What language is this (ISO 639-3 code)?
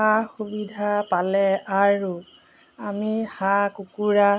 asm